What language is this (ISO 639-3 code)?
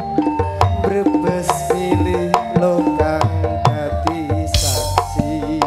tha